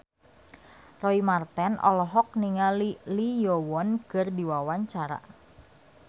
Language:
Sundanese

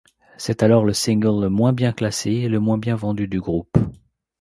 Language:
French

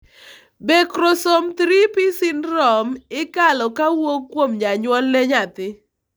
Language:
Luo (Kenya and Tanzania)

